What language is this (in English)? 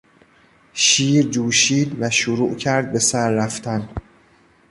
Persian